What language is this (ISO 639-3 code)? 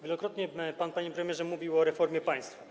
pol